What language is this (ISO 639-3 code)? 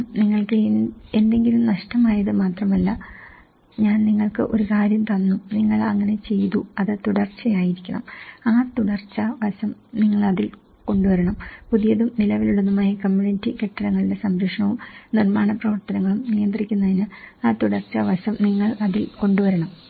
mal